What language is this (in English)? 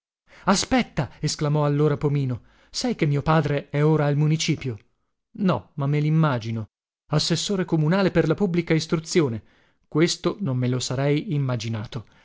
Italian